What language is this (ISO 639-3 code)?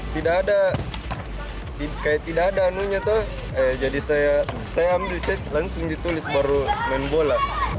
ind